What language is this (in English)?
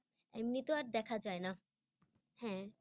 Bangla